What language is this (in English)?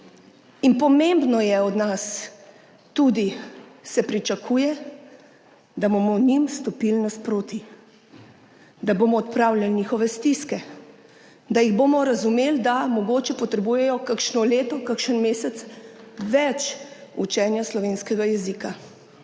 Slovenian